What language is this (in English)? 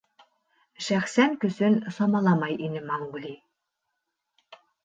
Bashkir